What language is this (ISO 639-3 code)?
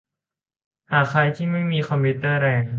tha